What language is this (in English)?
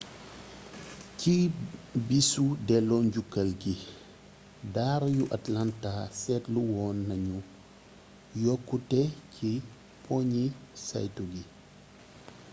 Wolof